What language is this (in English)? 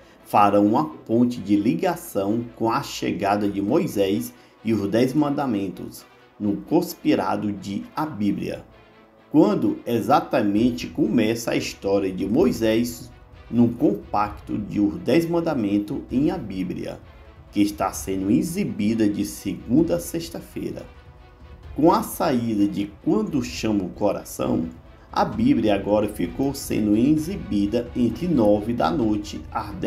Portuguese